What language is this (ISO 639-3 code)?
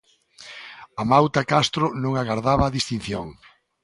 glg